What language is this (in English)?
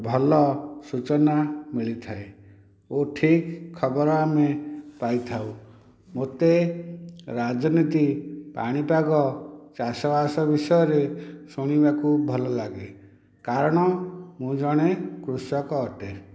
Odia